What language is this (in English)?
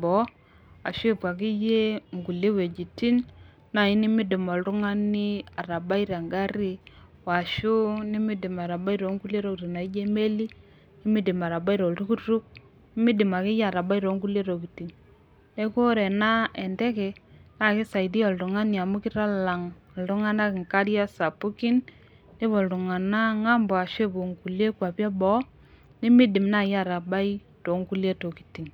Masai